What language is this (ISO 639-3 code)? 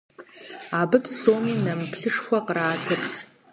kbd